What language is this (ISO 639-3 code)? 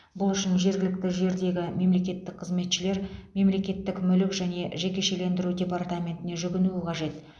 kaz